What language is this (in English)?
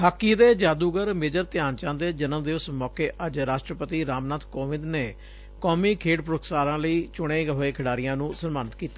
Punjabi